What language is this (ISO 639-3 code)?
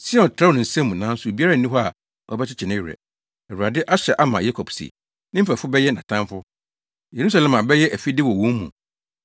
aka